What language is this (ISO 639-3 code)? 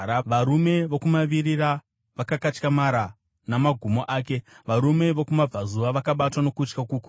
sna